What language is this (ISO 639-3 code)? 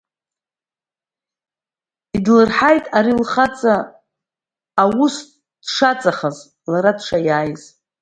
abk